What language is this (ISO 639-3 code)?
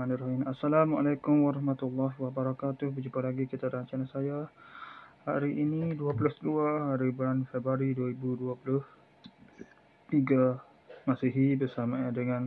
msa